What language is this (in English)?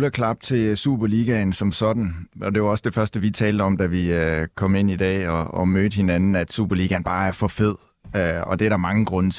Danish